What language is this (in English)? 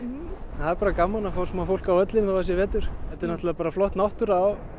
Icelandic